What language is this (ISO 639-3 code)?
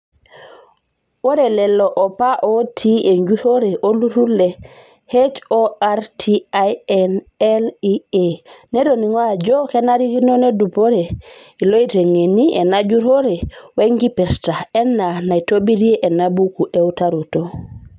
mas